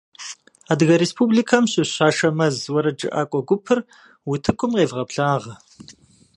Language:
Kabardian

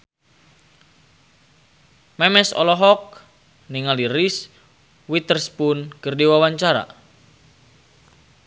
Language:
Sundanese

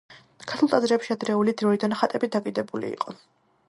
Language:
Georgian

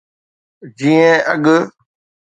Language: Sindhi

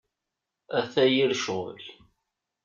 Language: Kabyle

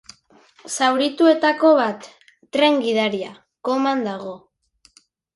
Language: Basque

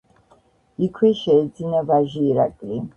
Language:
Georgian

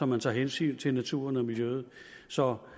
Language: Danish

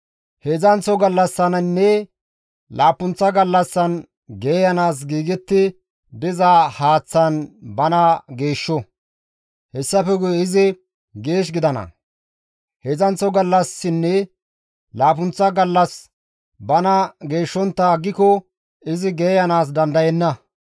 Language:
Gamo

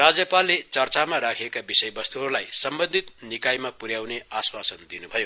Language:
Nepali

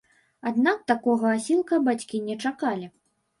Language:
Belarusian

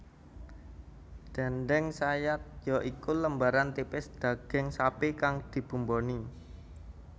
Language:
Javanese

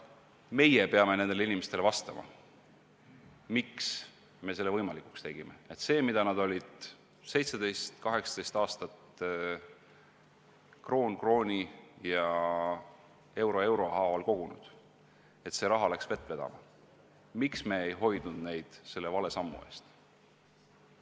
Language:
Estonian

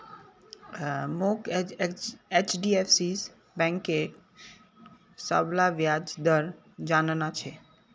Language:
Magahi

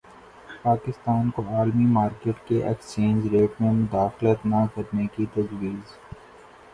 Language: Urdu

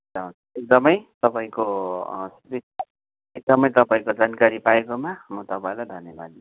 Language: Nepali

